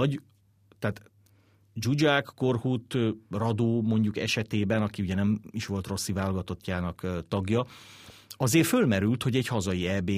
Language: Hungarian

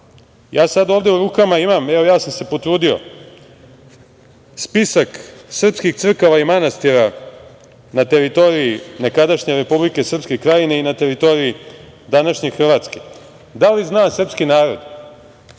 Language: Serbian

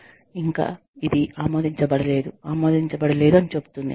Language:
Telugu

